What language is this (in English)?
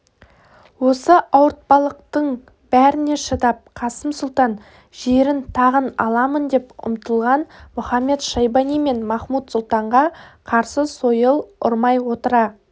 Kazakh